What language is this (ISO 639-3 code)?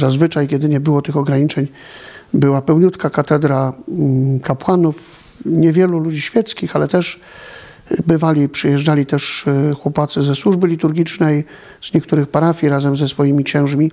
pol